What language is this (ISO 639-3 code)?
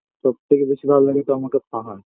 ben